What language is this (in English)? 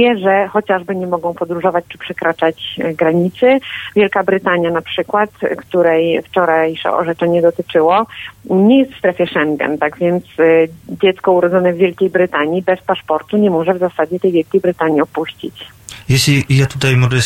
Polish